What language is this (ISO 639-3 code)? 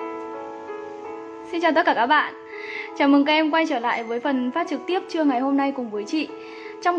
vie